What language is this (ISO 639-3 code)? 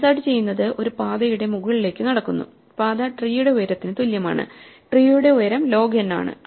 mal